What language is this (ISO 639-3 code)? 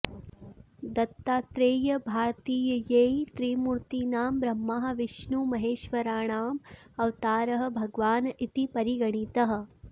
san